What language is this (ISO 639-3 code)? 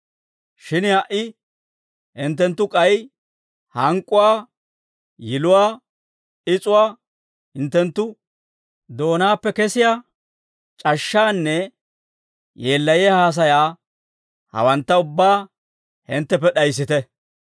dwr